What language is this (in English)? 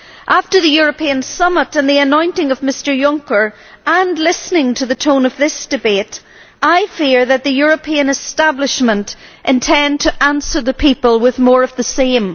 English